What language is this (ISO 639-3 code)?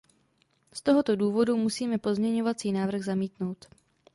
ces